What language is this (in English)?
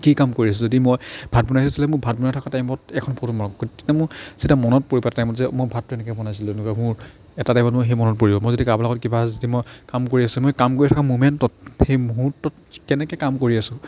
Assamese